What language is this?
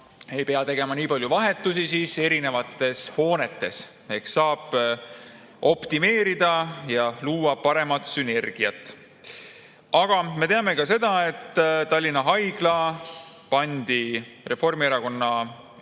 Estonian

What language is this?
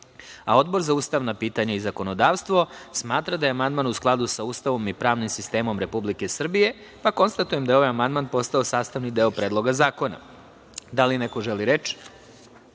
Serbian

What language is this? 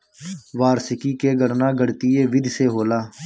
Bhojpuri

